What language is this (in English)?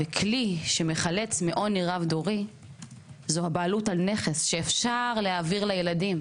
Hebrew